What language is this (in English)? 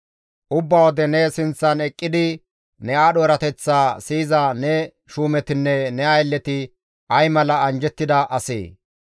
Gamo